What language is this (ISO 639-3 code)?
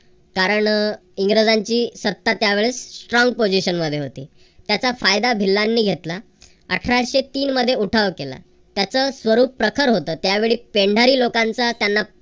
mar